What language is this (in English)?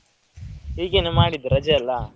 Kannada